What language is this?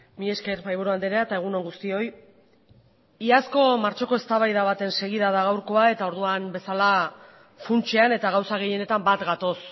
Basque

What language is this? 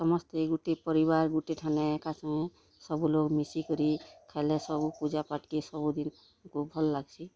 Odia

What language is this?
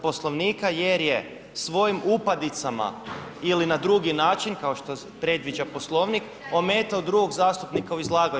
Croatian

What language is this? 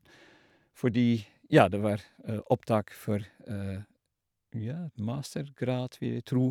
Norwegian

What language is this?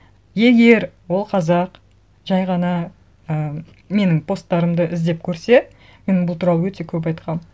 Kazakh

